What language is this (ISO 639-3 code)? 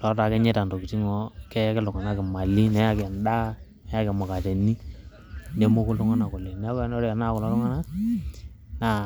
mas